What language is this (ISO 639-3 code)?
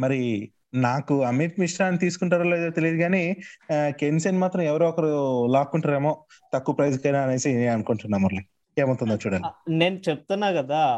tel